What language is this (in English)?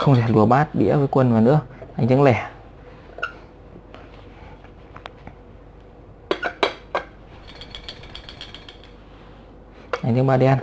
Vietnamese